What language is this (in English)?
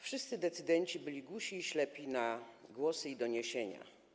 Polish